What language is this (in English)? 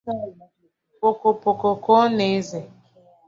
Igbo